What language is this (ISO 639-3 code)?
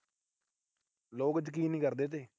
pan